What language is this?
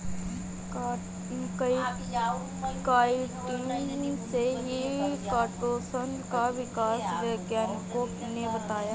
Hindi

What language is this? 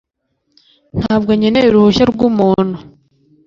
Kinyarwanda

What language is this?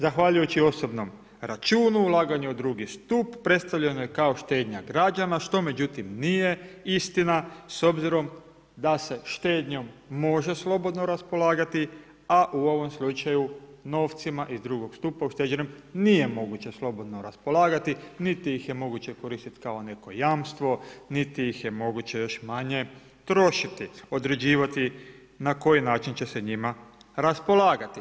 Croatian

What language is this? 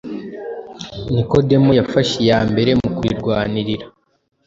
Kinyarwanda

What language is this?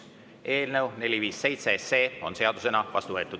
Estonian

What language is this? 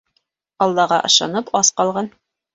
Bashkir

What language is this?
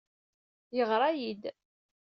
Kabyle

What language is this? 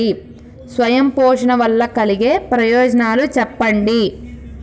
Telugu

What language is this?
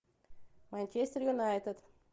Russian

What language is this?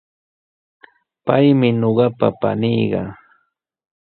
Sihuas Ancash Quechua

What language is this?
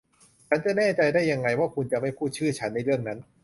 Thai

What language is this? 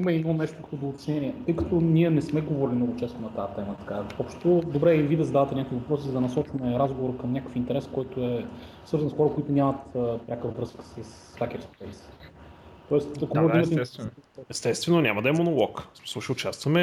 Bulgarian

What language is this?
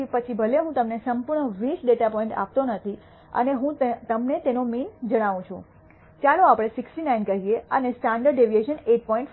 Gujarati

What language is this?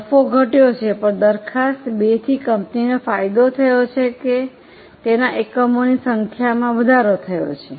Gujarati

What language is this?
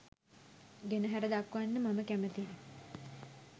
Sinhala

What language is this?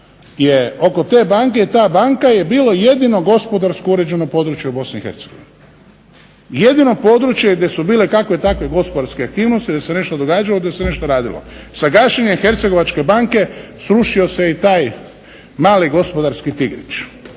Croatian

